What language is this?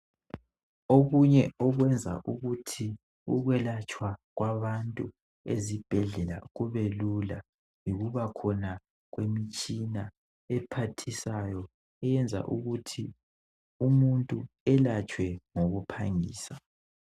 North Ndebele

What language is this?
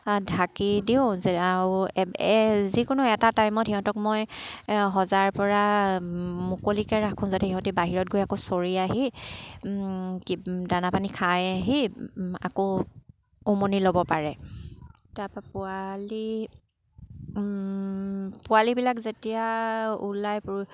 Assamese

